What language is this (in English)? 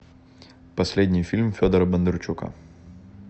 Russian